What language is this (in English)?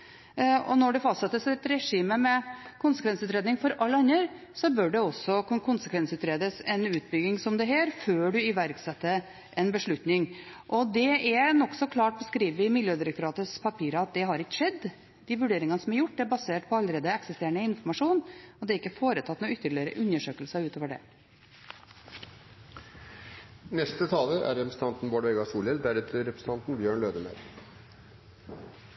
Norwegian